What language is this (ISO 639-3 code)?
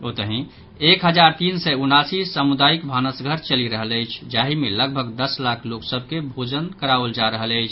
mai